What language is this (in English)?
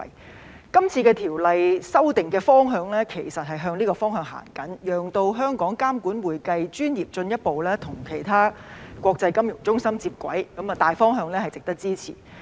Cantonese